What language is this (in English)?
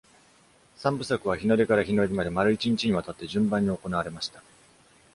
Japanese